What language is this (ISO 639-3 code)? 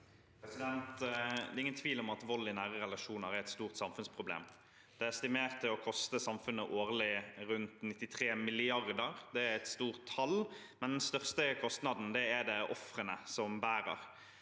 nor